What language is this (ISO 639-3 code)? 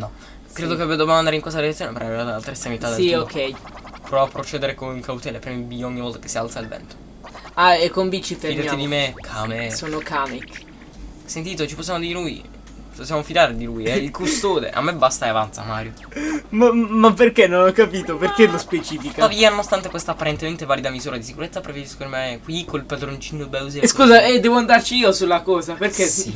ita